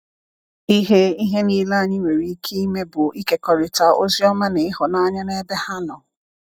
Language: Igbo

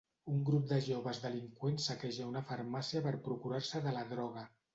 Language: Catalan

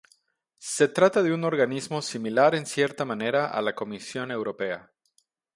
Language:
Spanish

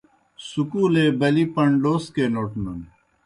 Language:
Kohistani Shina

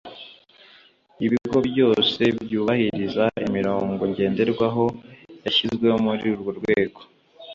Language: Kinyarwanda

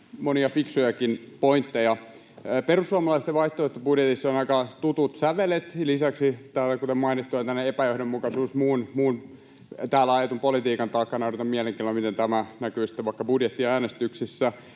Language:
Finnish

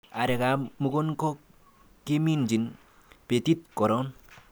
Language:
Kalenjin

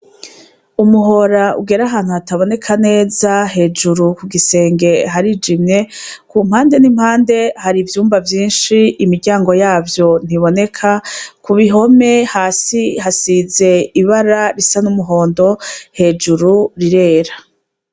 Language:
Rundi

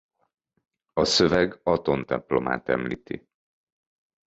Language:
Hungarian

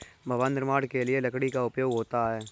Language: Hindi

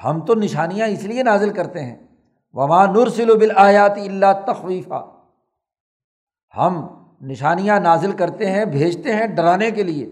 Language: Urdu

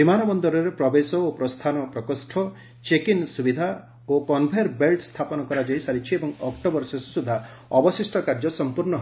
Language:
Odia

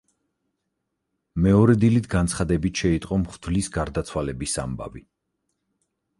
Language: Georgian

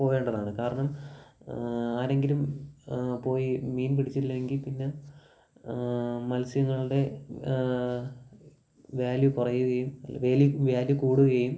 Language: Malayalam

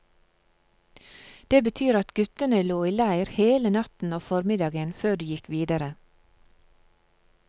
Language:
Norwegian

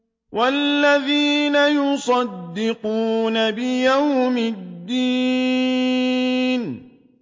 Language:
Arabic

